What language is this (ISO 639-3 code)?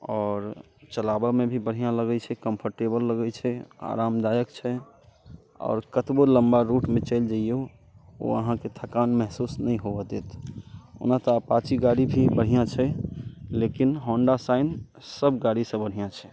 mai